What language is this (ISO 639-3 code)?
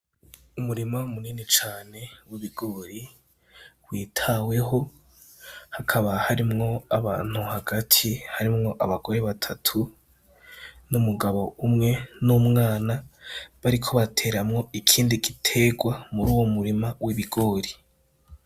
run